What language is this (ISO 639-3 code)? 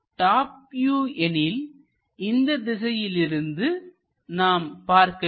tam